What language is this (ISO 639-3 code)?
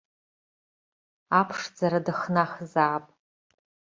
abk